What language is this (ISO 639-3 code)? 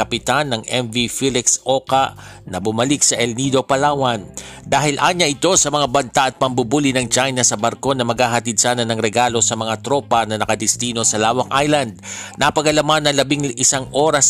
fil